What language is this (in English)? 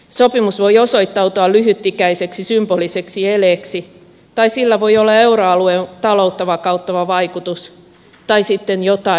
Finnish